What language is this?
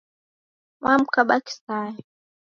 Taita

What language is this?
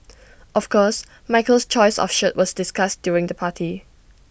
English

